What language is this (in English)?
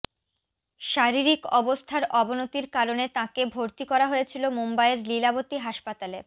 Bangla